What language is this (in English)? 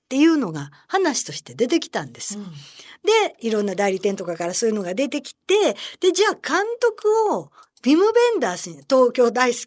Japanese